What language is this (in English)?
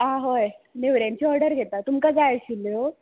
Konkani